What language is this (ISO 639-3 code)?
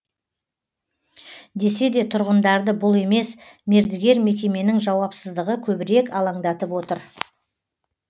kaz